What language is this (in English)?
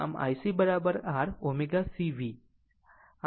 Gujarati